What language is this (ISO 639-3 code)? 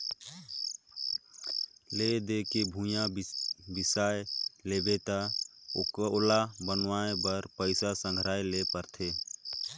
hne